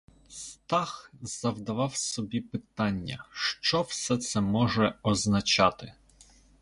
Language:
Ukrainian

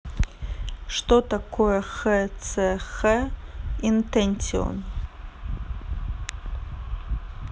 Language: Russian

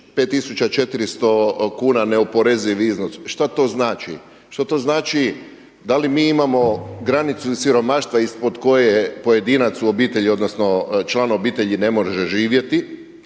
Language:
Croatian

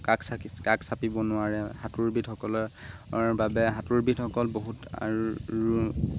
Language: Assamese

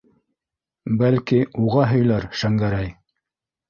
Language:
Bashkir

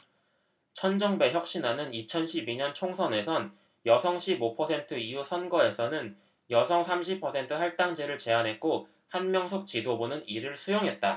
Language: Korean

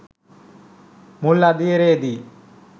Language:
Sinhala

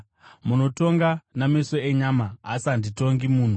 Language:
Shona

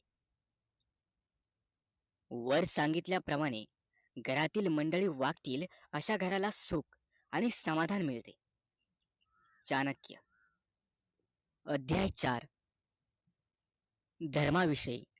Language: Marathi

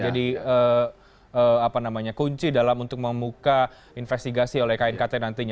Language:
Indonesian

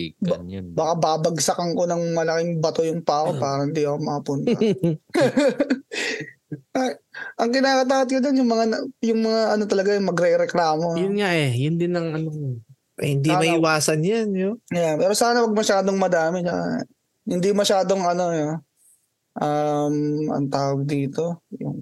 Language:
Filipino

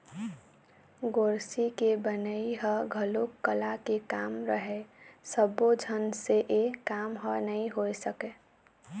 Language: Chhattisgarhi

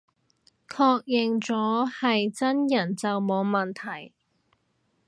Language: Cantonese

